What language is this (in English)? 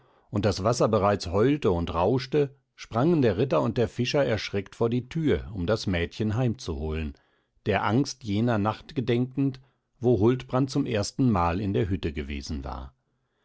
German